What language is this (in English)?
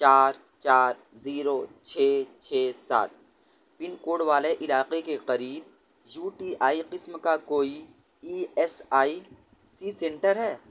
Urdu